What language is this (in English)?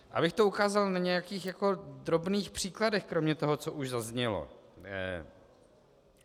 Czech